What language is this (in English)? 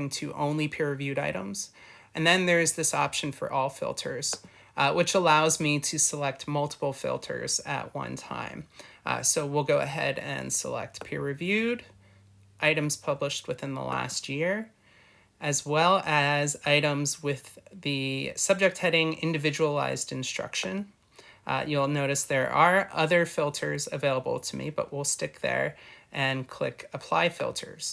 English